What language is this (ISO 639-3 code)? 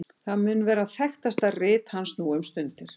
isl